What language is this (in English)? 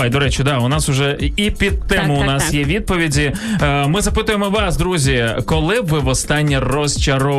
Ukrainian